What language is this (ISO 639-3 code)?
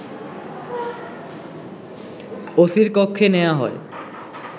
ben